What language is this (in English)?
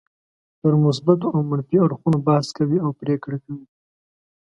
Pashto